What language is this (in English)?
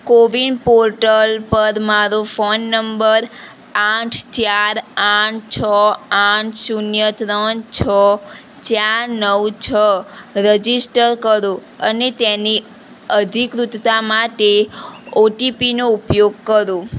Gujarati